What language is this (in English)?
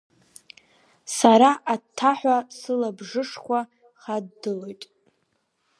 Abkhazian